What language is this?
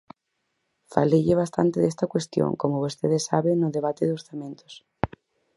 Galician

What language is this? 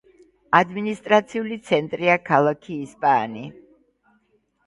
Georgian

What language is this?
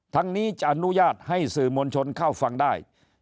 Thai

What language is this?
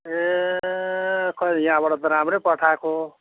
Nepali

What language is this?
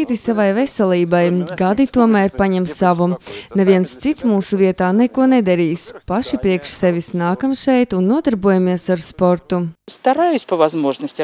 Latvian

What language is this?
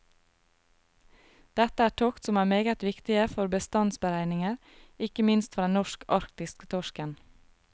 Norwegian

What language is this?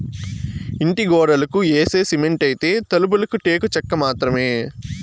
Telugu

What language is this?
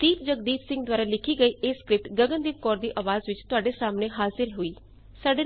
Punjabi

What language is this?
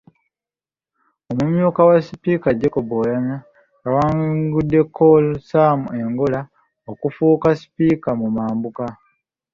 Ganda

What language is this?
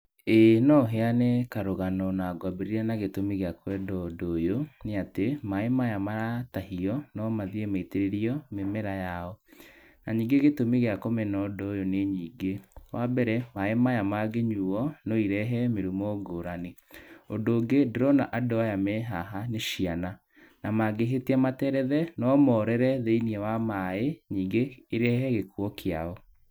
Kikuyu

